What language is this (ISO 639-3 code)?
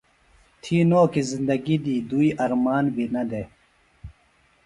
phl